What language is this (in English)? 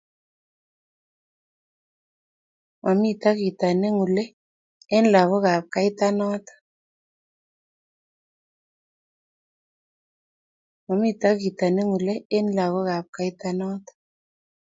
Kalenjin